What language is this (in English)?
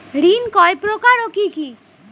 Bangla